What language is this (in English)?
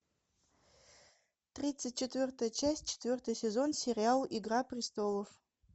Russian